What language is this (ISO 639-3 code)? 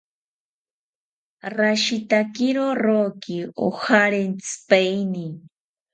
cpy